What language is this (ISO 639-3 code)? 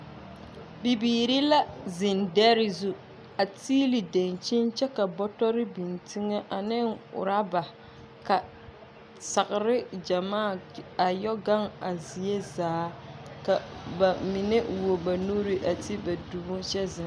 dga